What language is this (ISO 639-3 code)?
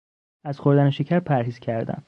fas